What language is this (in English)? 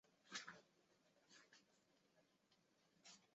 Chinese